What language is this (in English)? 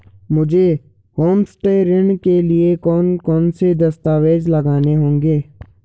Hindi